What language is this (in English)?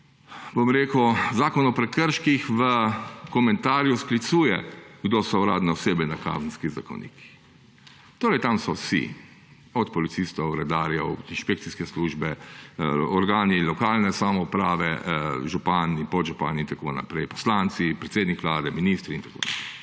Slovenian